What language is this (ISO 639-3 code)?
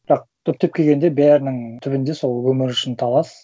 kaz